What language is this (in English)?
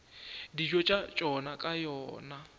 Northern Sotho